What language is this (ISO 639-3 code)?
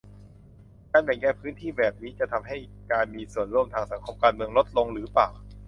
tha